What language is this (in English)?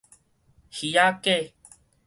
Min Nan Chinese